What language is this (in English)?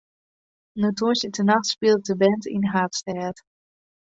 Western Frisian